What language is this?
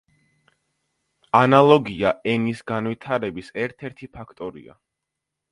Georgian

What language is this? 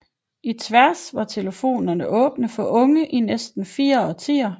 Danish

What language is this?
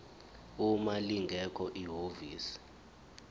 Zulu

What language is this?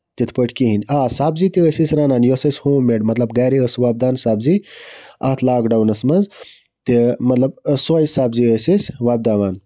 Kashmiri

